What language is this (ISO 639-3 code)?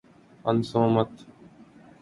urd